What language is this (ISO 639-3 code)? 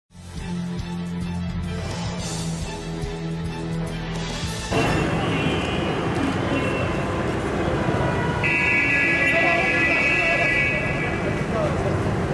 ara